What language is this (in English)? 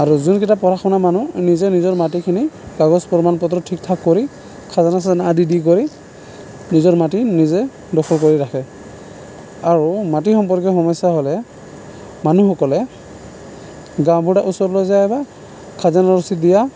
Assamese